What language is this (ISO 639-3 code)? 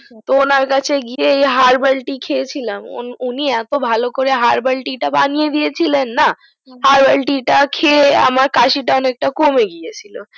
ben